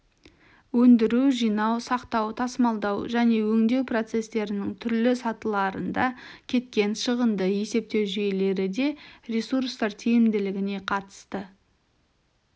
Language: Kazakh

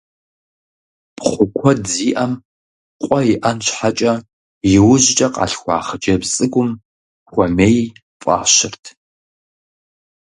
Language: Kabardian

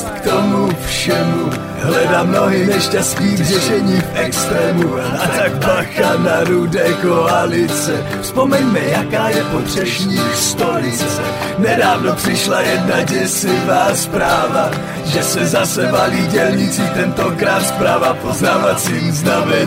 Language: Slovak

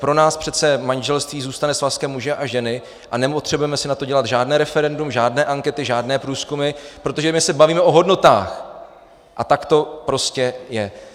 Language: Czech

